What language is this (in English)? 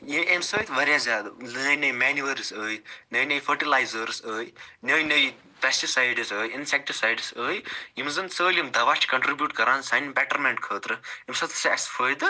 Kashmiri